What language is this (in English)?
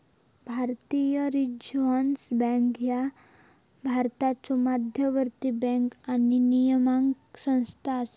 Marathi